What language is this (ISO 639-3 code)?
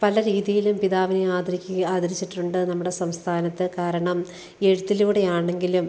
mal